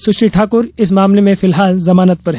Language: Hindi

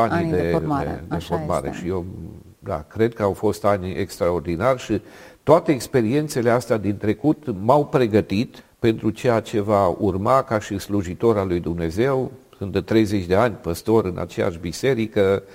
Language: Romanian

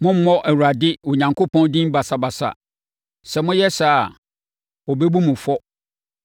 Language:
Akan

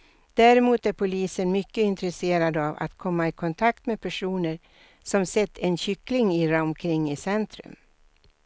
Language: Swedish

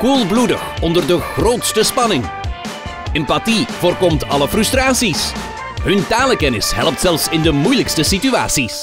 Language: Dutch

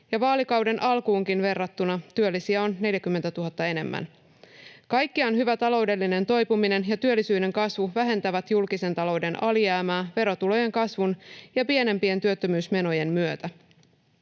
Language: Finnish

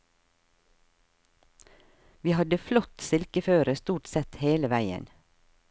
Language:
Norwegian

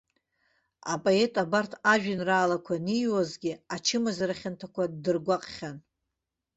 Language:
Abkhazian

